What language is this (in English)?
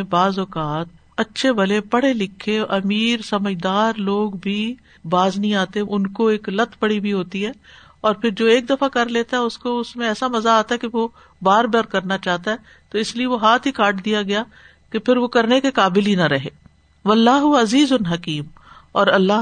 Urdu